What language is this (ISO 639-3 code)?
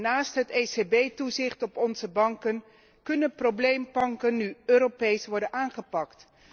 nld